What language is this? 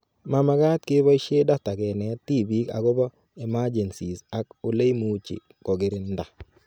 Kalenjin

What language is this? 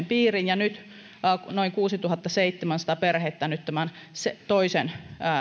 Finnish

